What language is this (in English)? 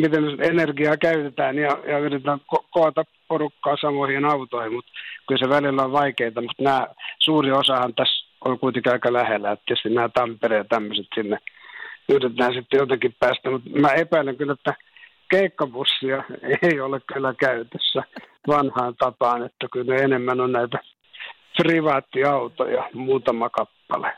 Finnish